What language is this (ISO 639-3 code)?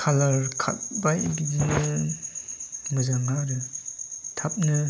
brx